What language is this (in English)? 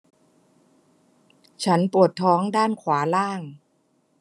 Thai